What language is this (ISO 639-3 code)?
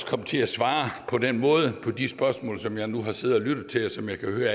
dan